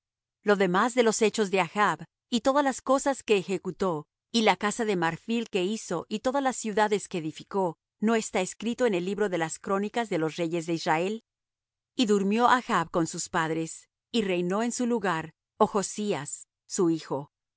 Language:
Spanish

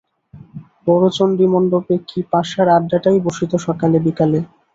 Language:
Bangla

